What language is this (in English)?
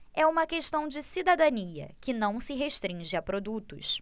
Portuguese